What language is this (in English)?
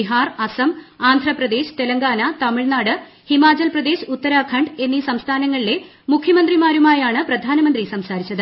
Malayalam